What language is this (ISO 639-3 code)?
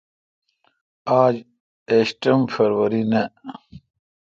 xka